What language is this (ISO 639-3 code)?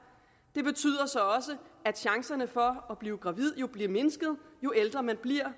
dan